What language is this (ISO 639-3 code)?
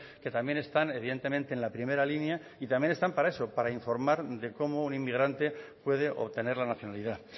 spa